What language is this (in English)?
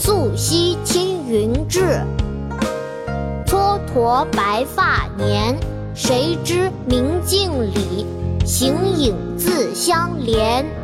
Chinese